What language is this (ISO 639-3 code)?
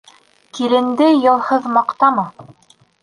bak